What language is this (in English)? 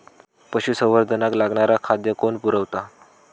Marathi